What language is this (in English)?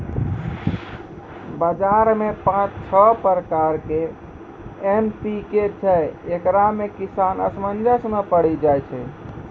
Maithili